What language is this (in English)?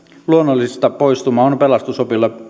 Finnish